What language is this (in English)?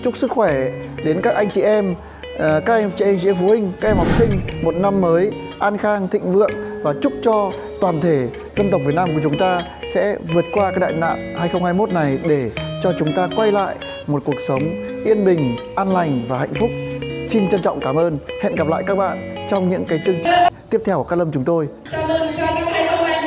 Vietnamese